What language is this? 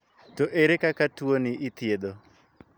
Luo (Kenya and Tanzania)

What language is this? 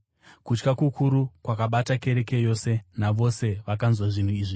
Shona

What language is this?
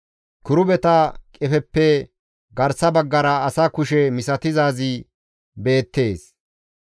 Gamo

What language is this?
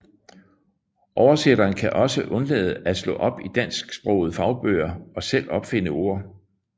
Danish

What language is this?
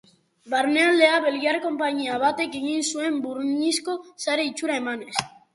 Basque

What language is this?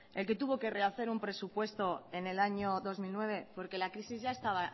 Spanish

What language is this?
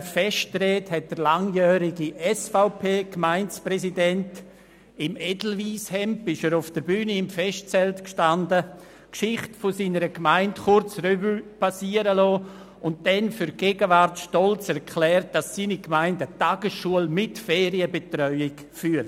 Swiss German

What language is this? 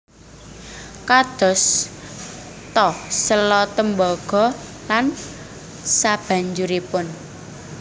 Javanese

